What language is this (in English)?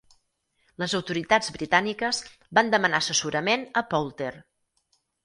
Catalan